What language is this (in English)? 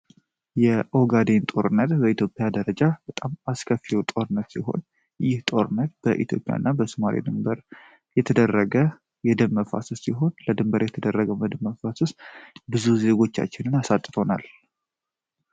Amharic